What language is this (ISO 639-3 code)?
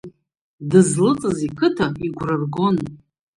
abk